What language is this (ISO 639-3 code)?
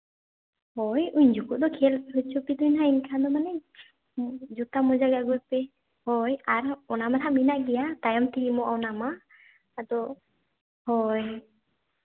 sat